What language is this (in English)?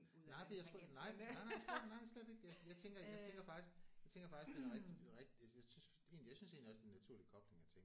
Danish